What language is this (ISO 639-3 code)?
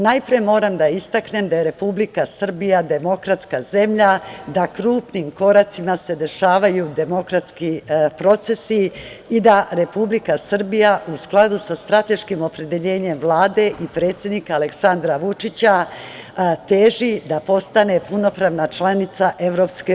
srp